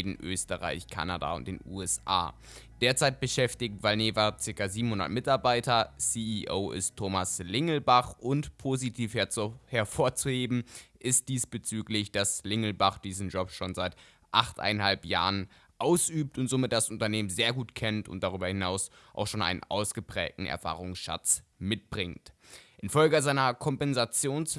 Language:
German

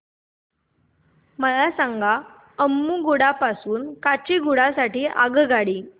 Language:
Marathi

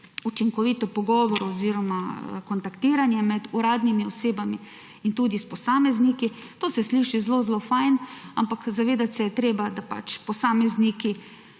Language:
Slovenian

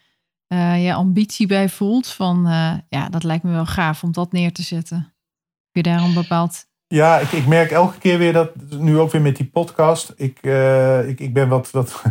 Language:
Dutch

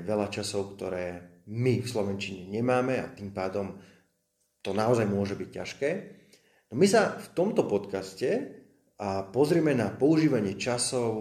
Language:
Slovak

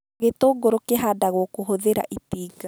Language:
Kikuyu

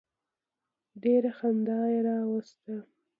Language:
Pashto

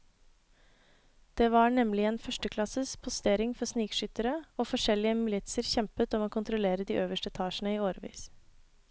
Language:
Norwegian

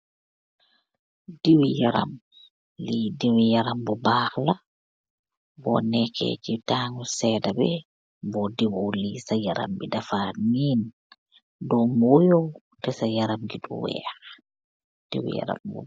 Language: Wolof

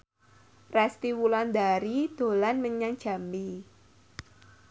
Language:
Javanese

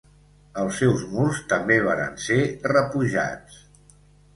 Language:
Catalan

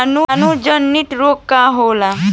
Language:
Bhojpuri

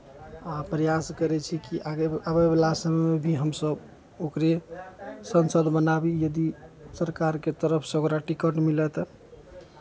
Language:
Maithili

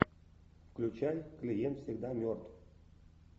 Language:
Russian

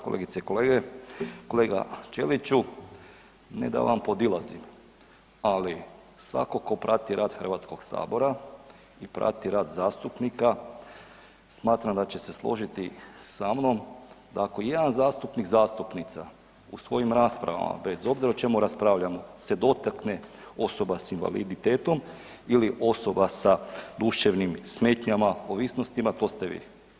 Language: Croatian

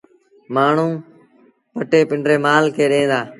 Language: Sindhi Bhil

